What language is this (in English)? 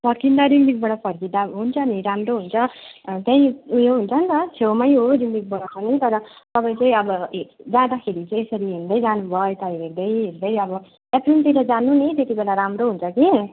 Nepali